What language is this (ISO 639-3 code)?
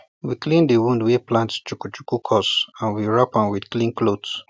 pcm